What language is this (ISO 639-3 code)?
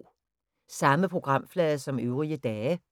dan